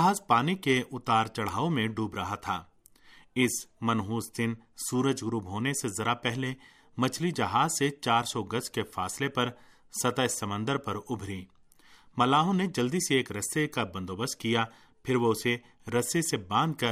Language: Urdu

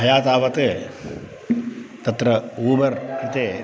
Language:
Sanskrit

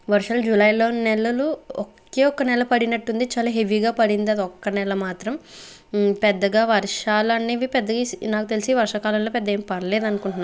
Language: Telugu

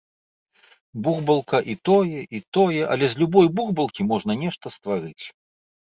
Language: Belarusian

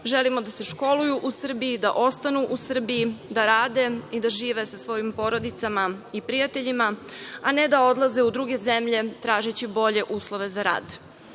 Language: Serbian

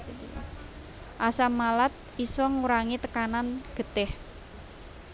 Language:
Javanese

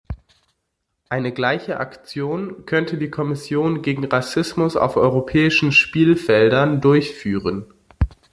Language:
German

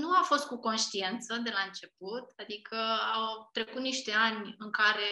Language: Romanian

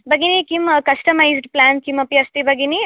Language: Sanskrit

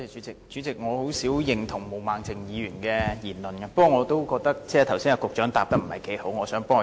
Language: Cantonese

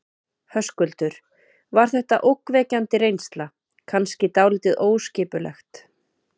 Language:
Icelandic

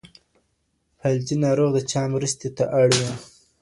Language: Pashto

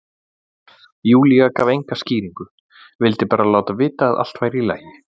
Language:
Icelandic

